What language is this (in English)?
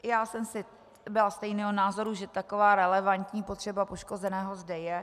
Czech